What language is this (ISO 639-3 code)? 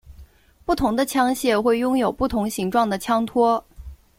zho